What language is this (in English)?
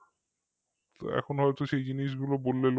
Bangla